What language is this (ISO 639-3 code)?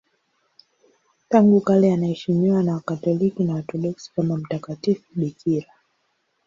swa